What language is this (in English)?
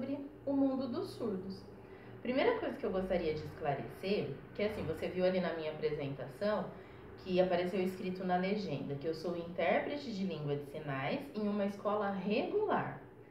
Portuguese